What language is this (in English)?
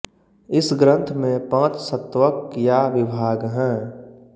Hindi